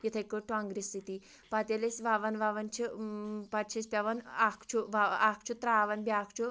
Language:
Kashmiri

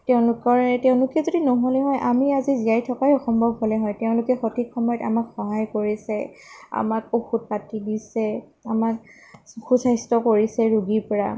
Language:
Assamese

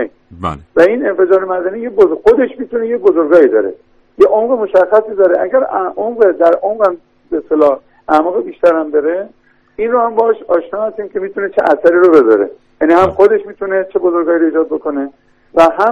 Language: Persian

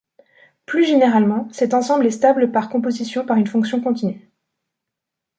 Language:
French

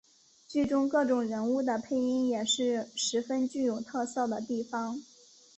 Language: Chinese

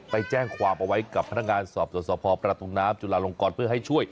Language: Thai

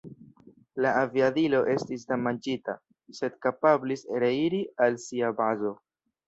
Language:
Esperanto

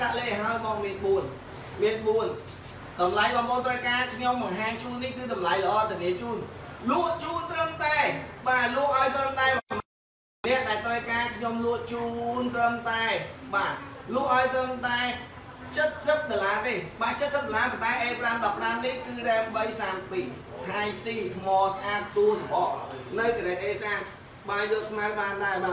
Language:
Vietnamese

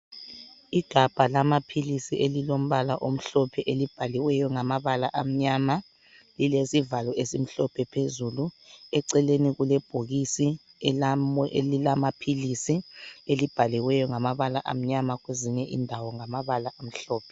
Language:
North Ndebele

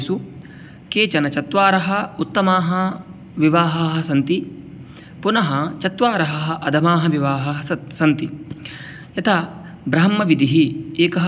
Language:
Sanskrit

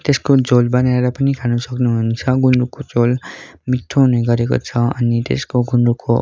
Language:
Nepali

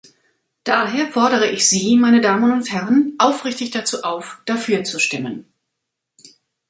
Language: German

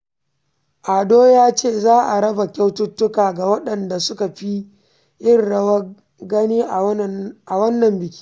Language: Hausa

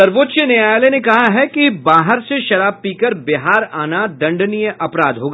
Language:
Hindi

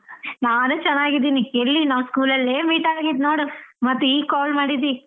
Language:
Kannada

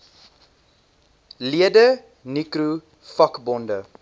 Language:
Afrikaans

